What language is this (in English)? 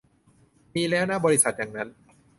Thai